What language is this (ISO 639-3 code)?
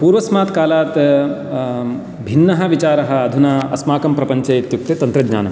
san